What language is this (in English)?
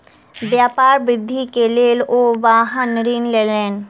Maithili